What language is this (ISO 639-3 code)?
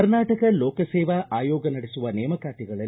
kan